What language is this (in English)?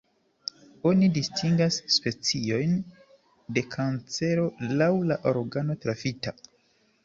Esperanto